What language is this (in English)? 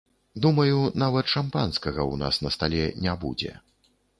Belarusian